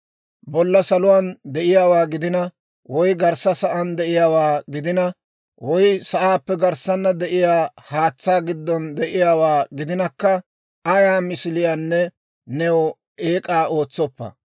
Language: Dawro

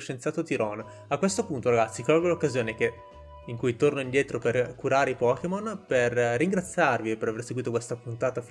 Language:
Italian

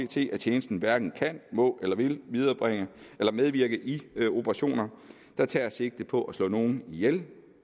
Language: Danish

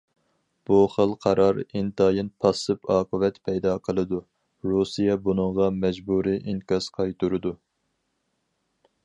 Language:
Uyghur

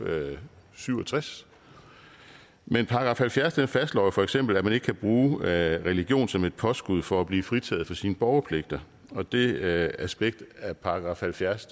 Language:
Danish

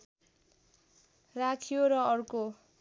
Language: Nepali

